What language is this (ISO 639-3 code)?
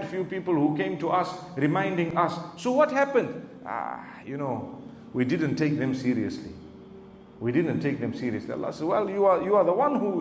ron